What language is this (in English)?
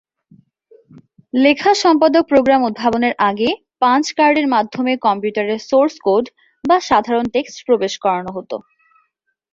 Bangla